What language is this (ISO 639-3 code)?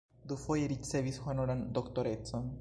epo